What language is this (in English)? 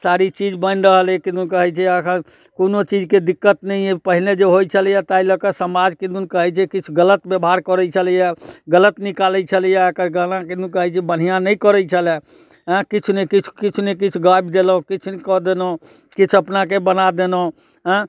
Maithili